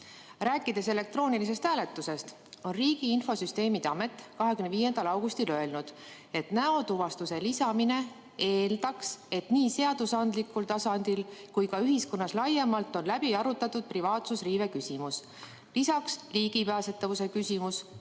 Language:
Estonian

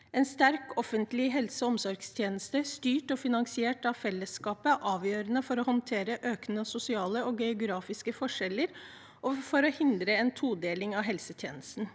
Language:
Norwegian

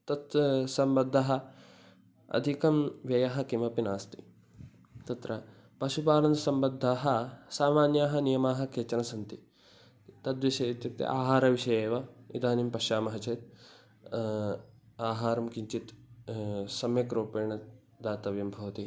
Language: Sanskrit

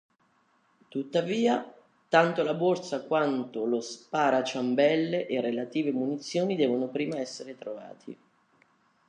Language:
Italian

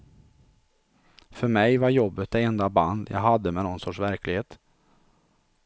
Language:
Swedish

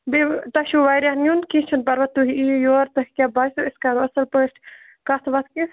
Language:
Kashmiri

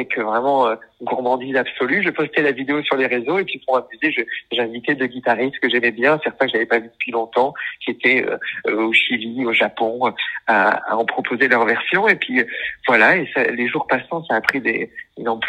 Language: French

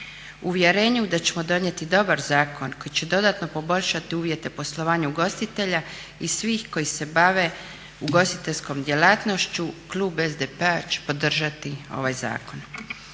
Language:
Croatian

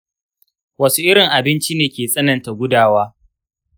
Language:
Hausa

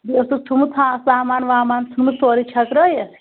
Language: Kashmiri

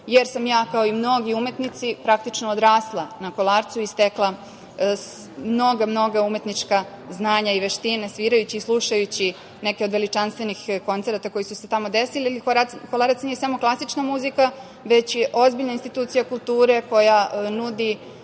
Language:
Serbian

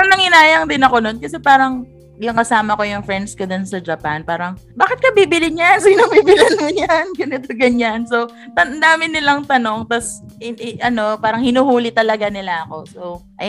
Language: Filipino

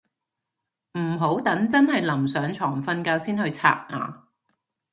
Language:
Cantonese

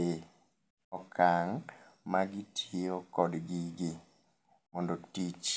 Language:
Luo (Kenya and Tanzania)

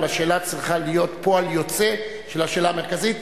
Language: Hebrew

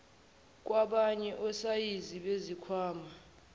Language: Zulu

